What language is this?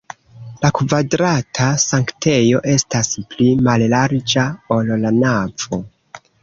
Esperanto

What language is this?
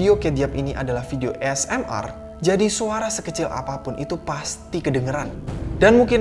Indonesian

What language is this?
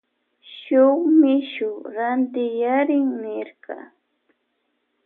Loja Highland Quichua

